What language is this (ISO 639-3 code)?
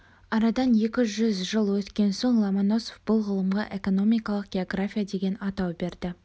kaz